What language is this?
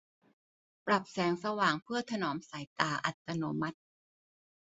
Thai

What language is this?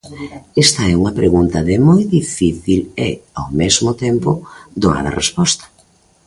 Galician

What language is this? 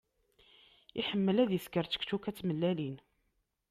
Kabyle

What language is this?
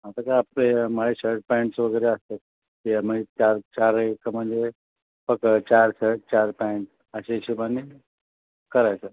Marathi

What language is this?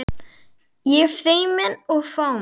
Icelandic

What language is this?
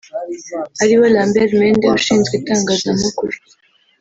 Kinyarwanda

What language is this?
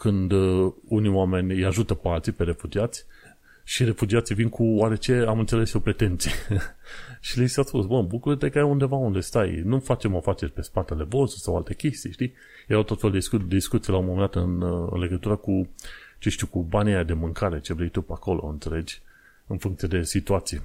Romanian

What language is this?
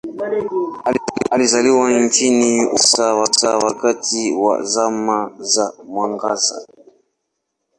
Swahili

